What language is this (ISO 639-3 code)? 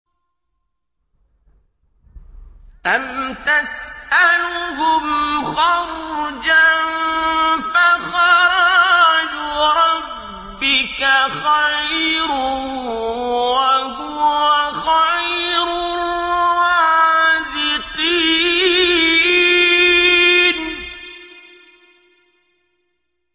ara